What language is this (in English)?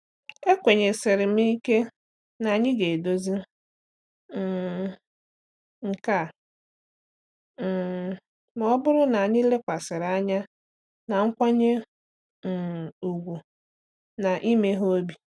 Igbo